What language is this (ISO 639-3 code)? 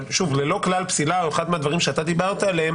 heb